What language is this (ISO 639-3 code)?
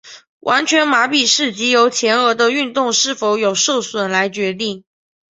zho